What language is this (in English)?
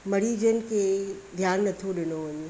Sindhi